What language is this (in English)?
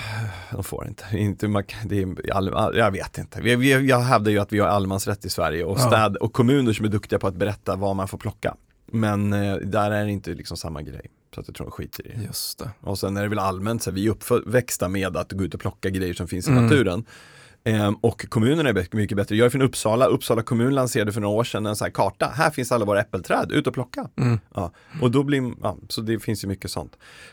Swedish